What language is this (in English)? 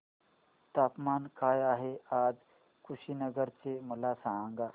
Marathi